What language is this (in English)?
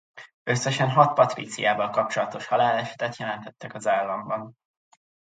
Hungarian